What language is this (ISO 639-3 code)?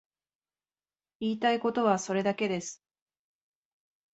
jpn